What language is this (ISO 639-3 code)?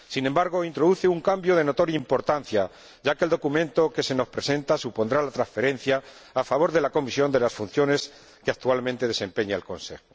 spa